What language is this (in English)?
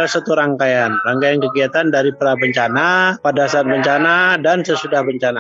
Indonesian